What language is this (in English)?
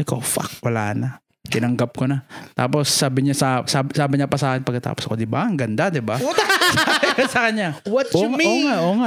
Filipino